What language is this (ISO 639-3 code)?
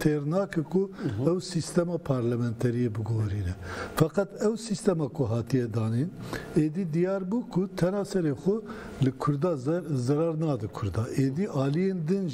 tur